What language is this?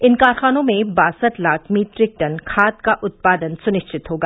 Hindi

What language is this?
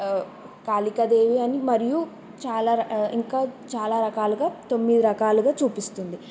Telugu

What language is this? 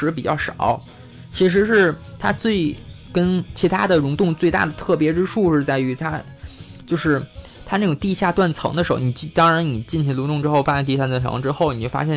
Chinese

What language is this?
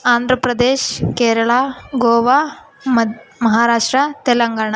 Kannada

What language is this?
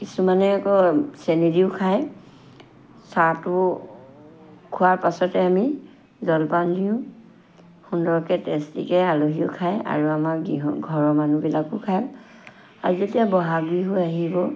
Assamese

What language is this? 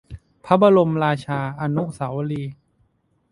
Thai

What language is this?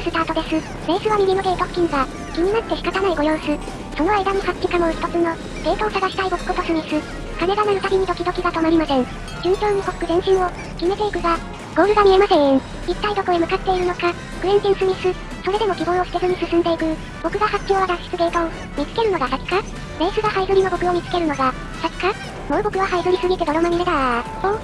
Japanese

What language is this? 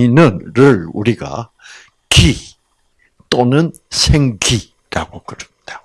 Korean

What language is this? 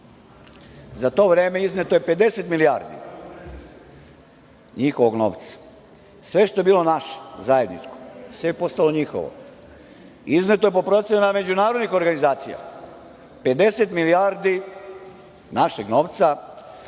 Serbian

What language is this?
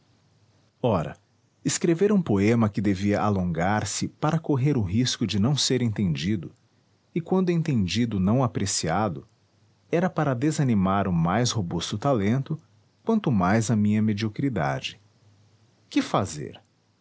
Portuguese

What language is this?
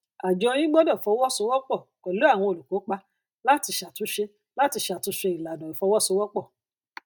Yoruba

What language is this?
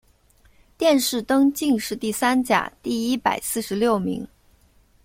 Chinese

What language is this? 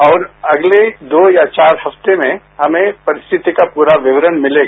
Hindi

